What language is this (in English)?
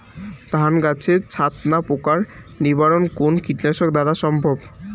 Bangla